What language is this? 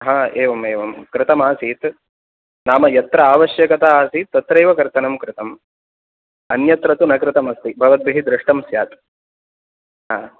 Sanskrit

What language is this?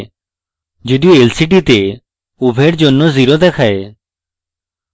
Bangla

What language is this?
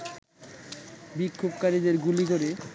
Bangla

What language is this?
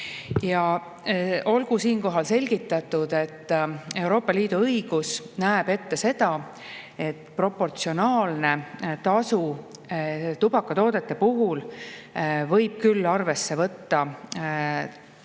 Estonian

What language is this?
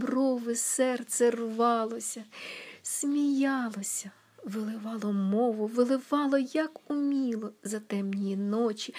Ukrainian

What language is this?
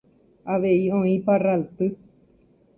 Guarani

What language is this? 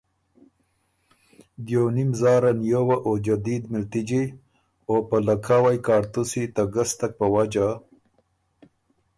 Ormuri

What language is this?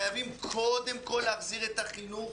Hebrew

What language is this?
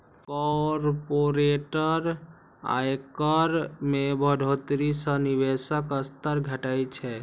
Maithili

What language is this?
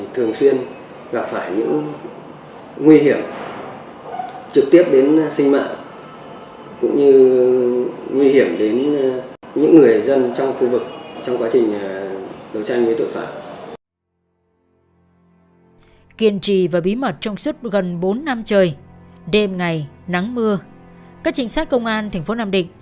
Vietnamese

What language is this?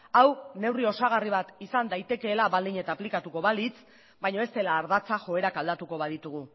Basque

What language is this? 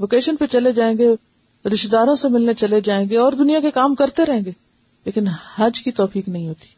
Urdu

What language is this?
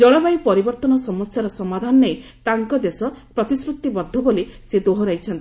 Odia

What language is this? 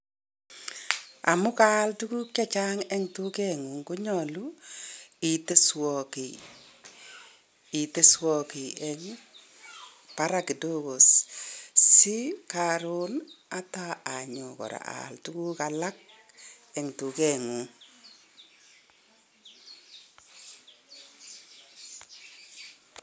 Kalenjin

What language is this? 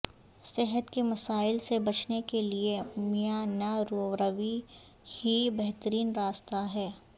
Urdu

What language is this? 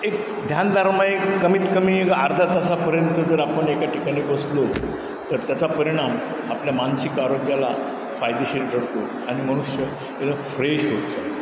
Marathi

